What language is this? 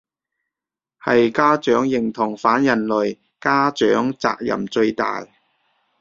Cantonese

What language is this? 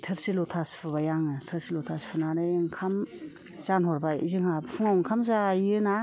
Bodo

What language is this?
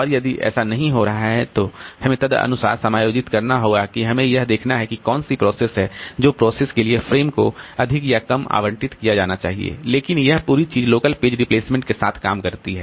Hindi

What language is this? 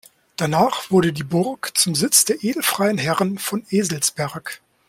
German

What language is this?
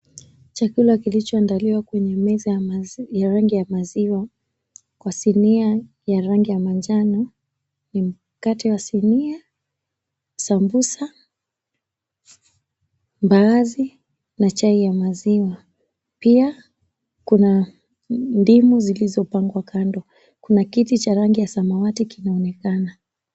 Swahili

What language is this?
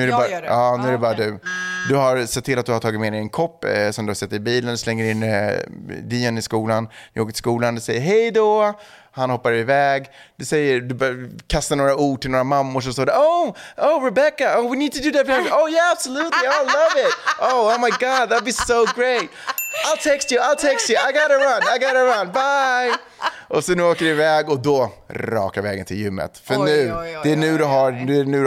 Swedish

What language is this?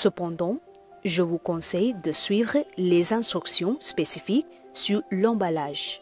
French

